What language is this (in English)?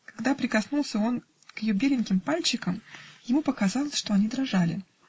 Russian